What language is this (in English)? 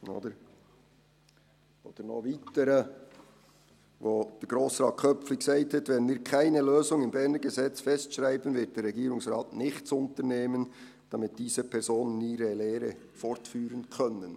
Swiss German